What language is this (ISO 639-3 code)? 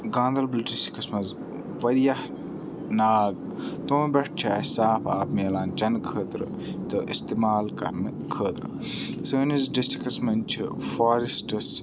kas